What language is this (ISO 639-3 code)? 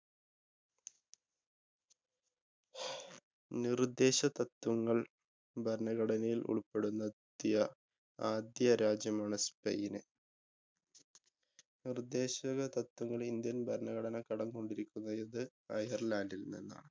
mal